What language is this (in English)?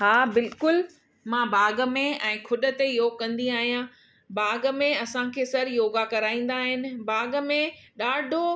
Sindhi